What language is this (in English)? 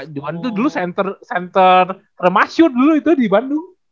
Indonesian